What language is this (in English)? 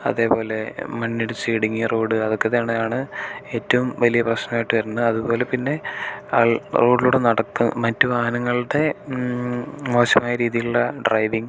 Malayalam